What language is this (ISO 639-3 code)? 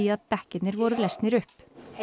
isl